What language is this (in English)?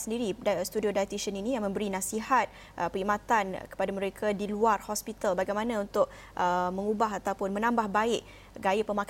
Malay